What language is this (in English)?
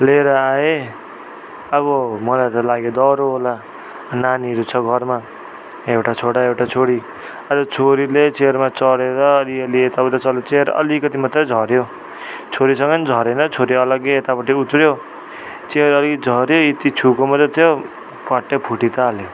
Nepali